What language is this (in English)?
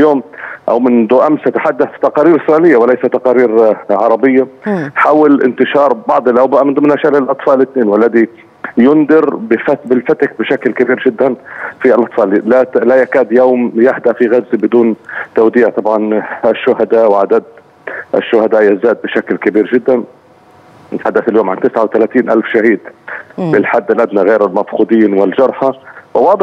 Arabic